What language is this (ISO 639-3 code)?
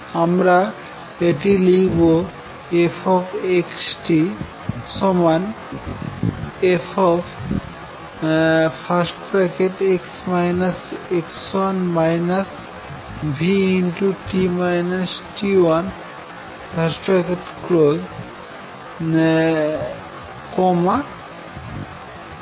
ben